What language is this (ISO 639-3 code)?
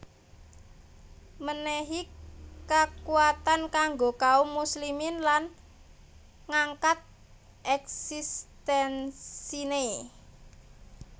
jav